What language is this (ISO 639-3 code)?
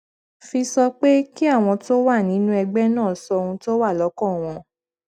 yor